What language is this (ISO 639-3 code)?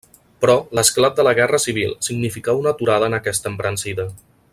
cat